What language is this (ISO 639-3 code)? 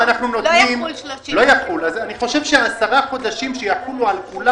heb